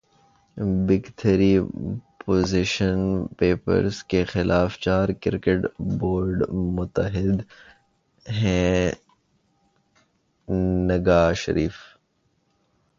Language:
Urdu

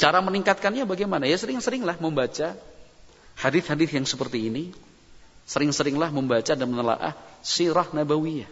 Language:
Indonesian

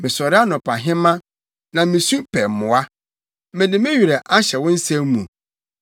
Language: Akan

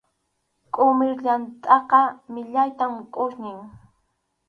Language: Arequipa-La Unión Quechua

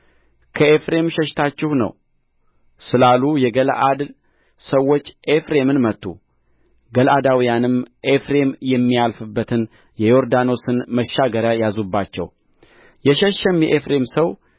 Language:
Amharic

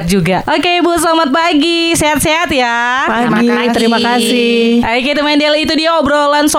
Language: Indonesian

